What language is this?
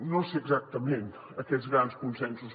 Catalan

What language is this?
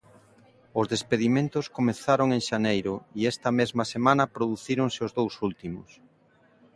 Galician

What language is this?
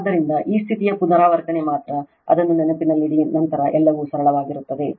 Kannada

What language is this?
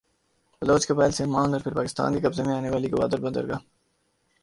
Urdu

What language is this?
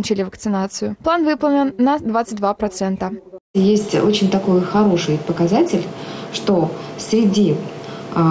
Russian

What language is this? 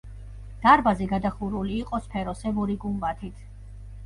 Georgian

